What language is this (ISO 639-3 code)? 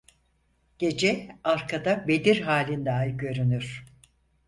tur